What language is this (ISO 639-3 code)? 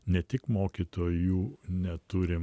lit